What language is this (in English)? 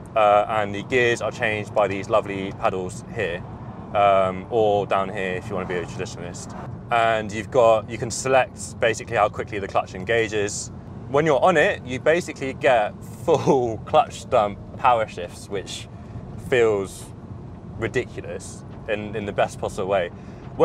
English